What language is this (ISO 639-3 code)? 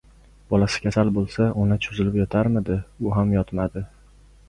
uzb